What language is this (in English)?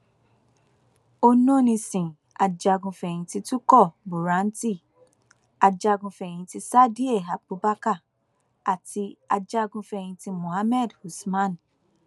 Yoruba